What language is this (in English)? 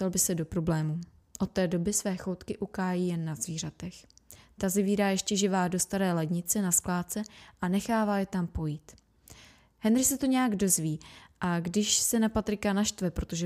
Czech